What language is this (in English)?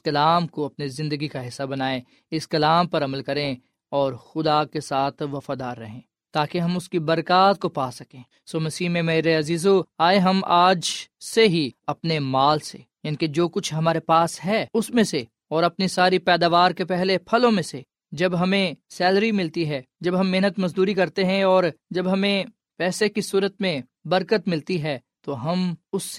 Urdu